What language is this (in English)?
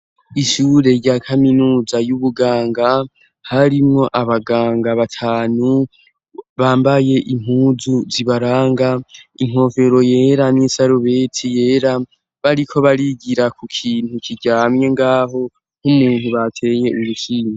Rundi